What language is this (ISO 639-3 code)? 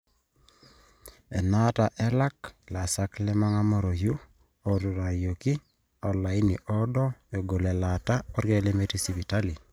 mas